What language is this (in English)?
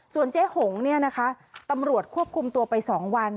Thai